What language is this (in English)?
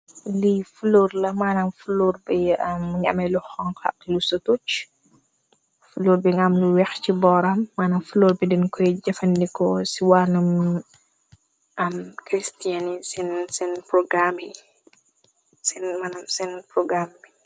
Wolof